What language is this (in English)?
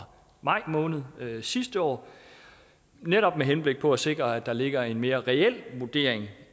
Danish